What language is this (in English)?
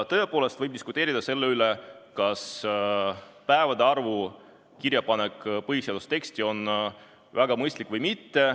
Estonian